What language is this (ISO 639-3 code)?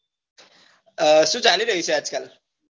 guj